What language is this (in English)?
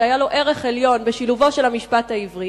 Hebrew